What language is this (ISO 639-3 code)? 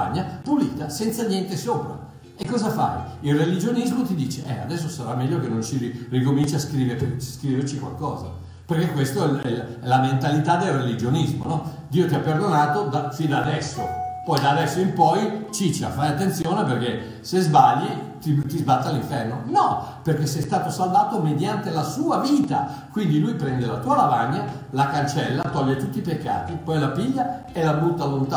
ita